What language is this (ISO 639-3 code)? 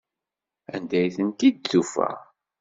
kab